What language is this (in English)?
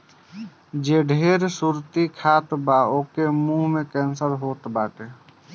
Bhojpuri